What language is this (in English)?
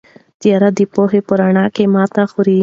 Pashto